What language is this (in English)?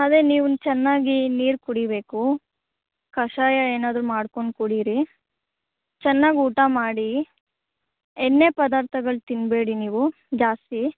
Kannada